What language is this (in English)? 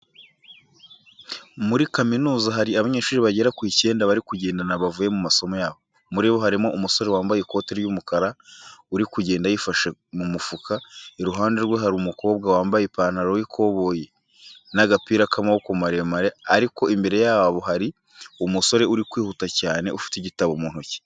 Kinyarwanda